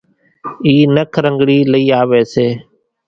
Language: Kachi Koli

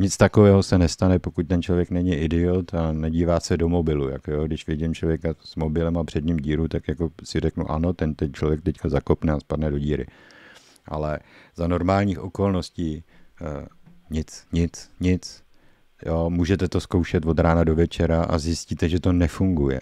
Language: Czech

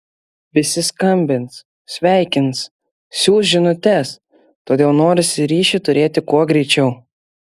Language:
Lithuanian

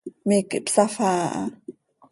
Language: Seri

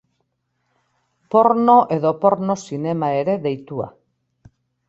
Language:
Basque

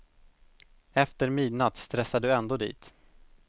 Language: Swedish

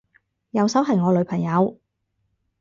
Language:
Cantonese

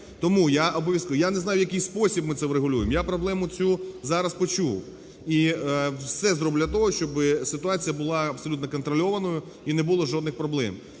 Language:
Ukrainian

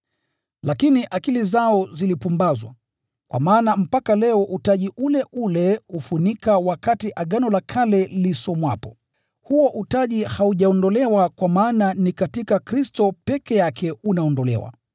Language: Swahili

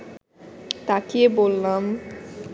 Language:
Bangla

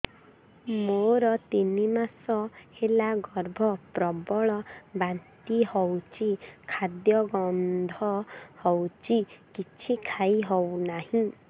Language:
Odia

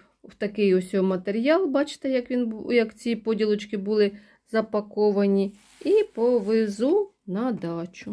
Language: Ukrainian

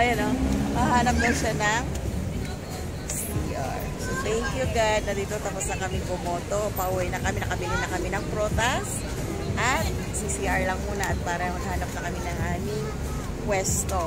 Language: Filipino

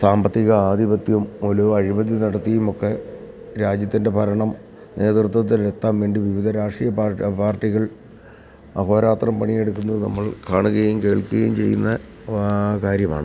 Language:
Malayalam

